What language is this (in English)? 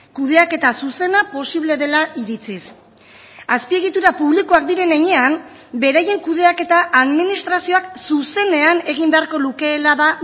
Basque